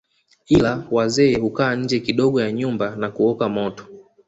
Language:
Swahili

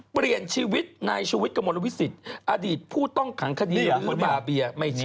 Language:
Thai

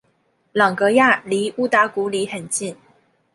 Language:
Chinese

